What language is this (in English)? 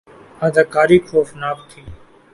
Urdu